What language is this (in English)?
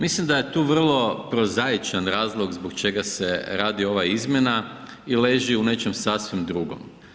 Croatian